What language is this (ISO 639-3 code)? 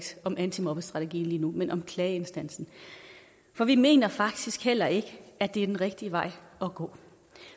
dan